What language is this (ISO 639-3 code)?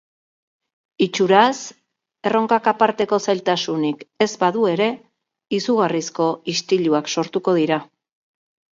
eus